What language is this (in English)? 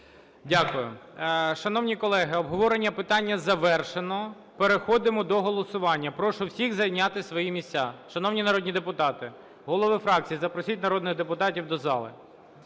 Ukrainian